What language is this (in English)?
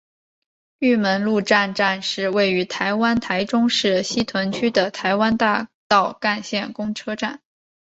Chinese